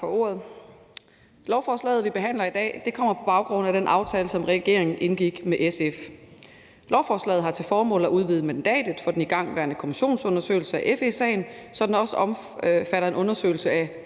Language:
Danish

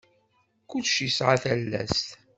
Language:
Kabyle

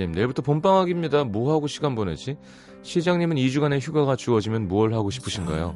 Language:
Korean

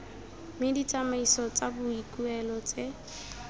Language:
Tswana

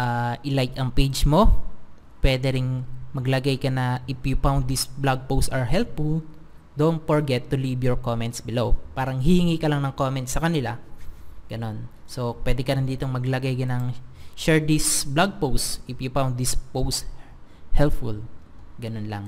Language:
Filipino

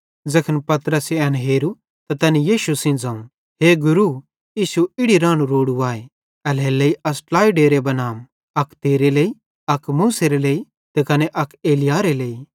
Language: Bhadrawahi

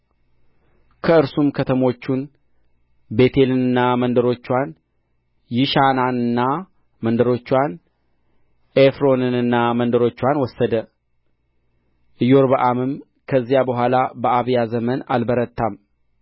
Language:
Amharic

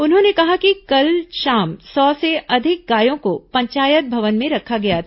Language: Hindi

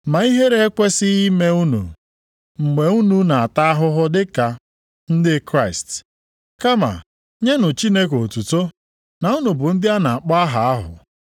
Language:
Igbo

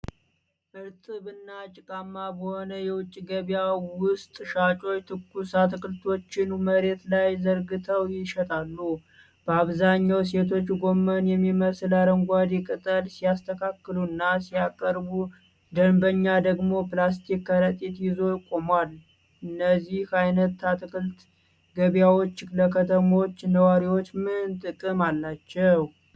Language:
Amharic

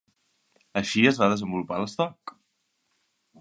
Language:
Catalan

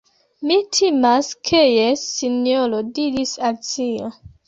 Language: Esperanto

